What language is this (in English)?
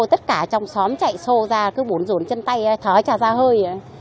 Vietnamese